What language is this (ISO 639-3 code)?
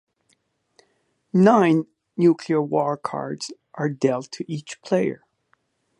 eng